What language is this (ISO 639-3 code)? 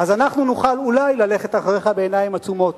heb